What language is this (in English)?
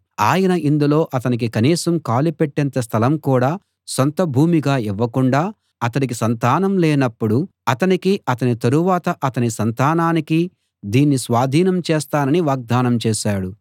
Telugu